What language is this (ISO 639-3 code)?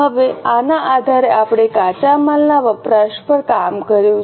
guj